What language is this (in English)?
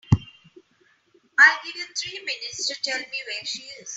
English